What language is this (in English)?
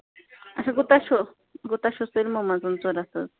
Kashmiri